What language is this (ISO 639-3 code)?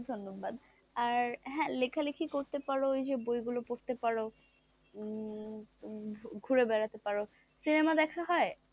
ben